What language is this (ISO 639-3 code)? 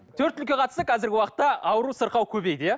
kaz